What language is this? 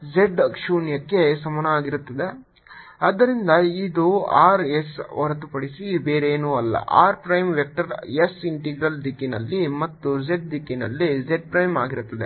Kannada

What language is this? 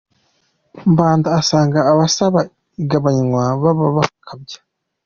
Kinyarwanda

